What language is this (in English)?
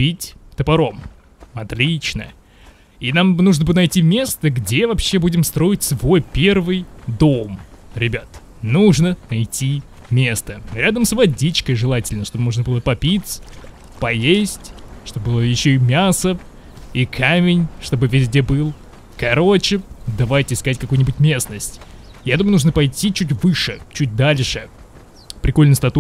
Russian